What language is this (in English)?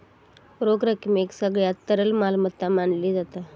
Marathi